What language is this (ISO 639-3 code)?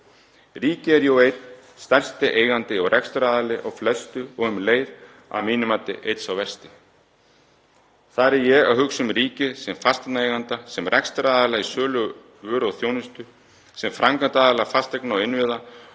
isl